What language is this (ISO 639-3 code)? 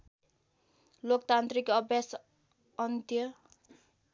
nep